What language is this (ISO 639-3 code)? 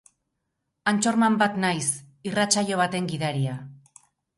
eus